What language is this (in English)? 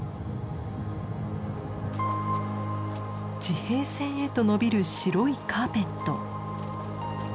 Japanese